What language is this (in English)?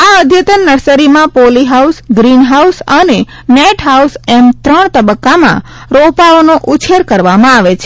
Gujarati